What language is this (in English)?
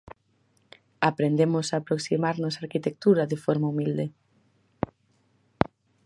Galician